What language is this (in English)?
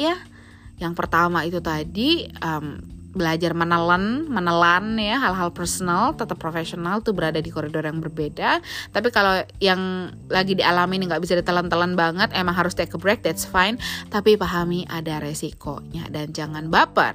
Indonesian